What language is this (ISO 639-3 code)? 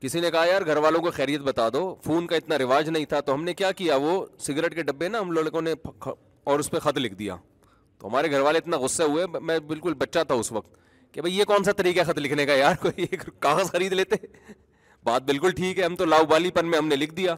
urd